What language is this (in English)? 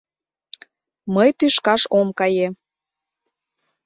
Mari